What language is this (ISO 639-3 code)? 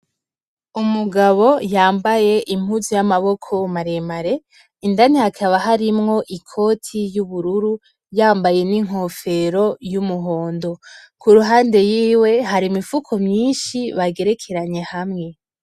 run